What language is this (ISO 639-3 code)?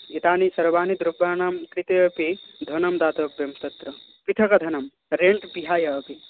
san